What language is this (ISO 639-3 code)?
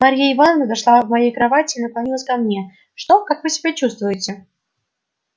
rus